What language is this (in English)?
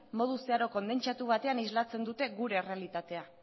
Basque